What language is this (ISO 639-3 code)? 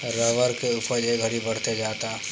bho